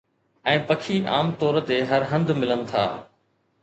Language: Sindhi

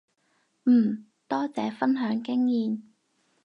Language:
Cantonese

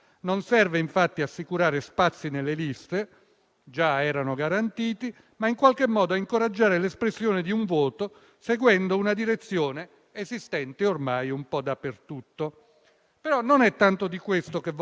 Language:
Italian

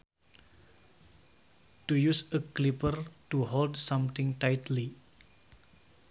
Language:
Sundanese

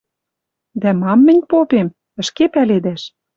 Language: Western Mari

